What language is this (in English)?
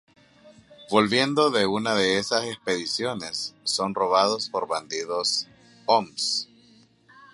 Spanish